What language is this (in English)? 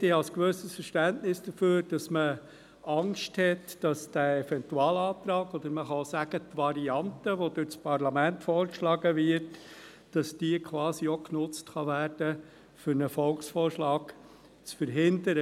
Swiss German